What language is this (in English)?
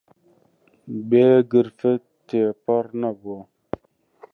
Central Kurdish